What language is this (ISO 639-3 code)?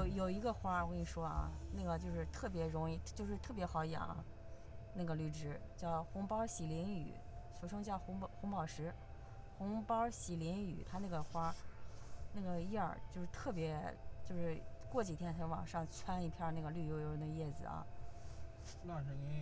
zho